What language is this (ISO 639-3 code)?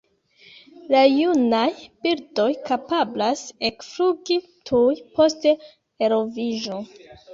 epo